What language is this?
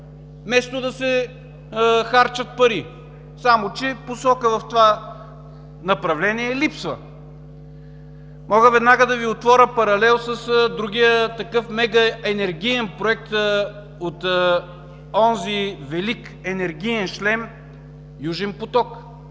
Bulgarian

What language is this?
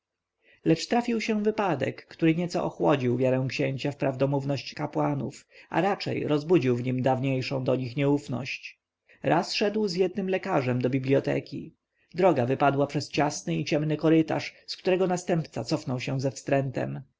Polish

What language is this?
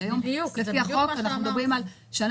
Hebrew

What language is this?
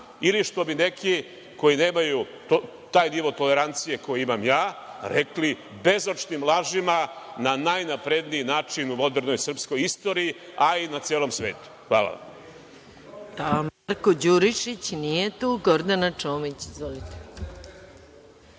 Serbian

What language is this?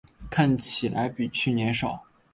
Chinese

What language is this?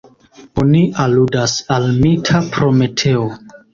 Esperanto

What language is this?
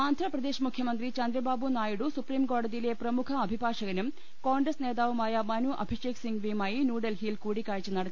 Malayalam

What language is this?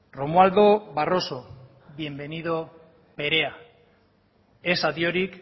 Basque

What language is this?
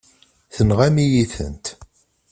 Kabyle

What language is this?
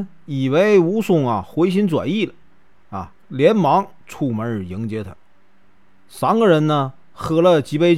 Chinese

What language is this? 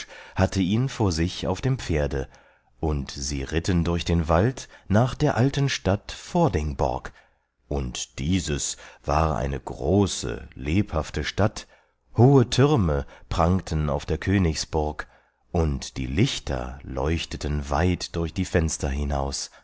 German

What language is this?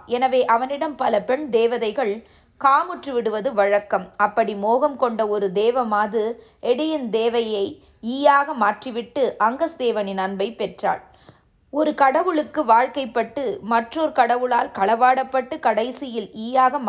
Tamil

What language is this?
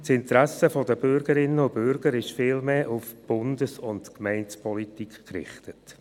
Swiss German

